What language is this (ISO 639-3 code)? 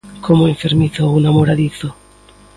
glg